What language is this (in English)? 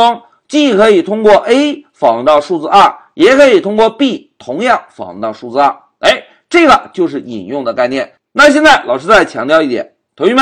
Chinese